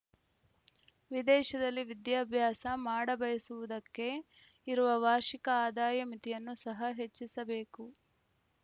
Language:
Kannada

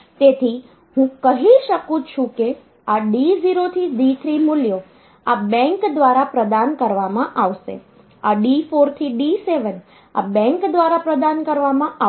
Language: Gujarati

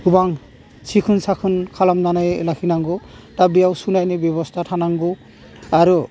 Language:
Bodo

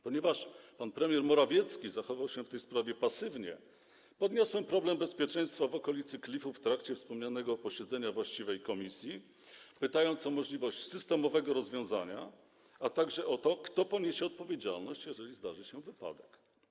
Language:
Polish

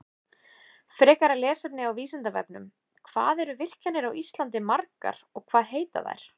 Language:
Icelandic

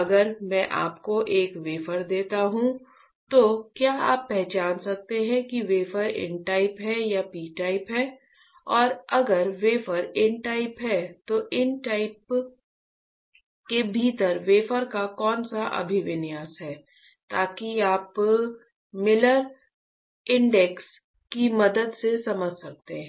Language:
Hindi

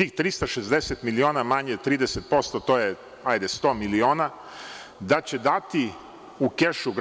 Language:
Serbian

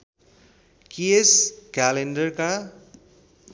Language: Nepali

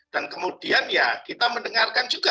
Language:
Indonesian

